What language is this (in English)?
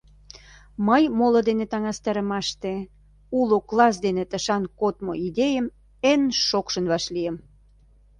Mari